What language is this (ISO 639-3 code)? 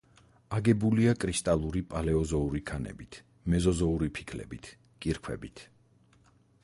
kat